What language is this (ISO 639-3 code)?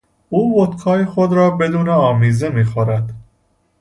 fas